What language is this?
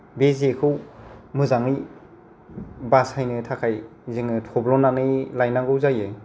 Bodo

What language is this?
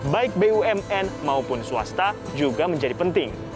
Indonesian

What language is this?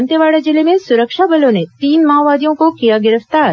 Hindi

